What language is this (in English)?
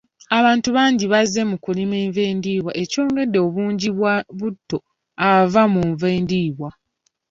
Ganda